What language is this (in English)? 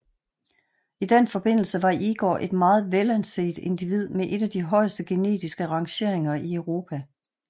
Danish